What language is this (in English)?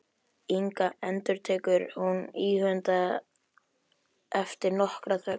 Icelandic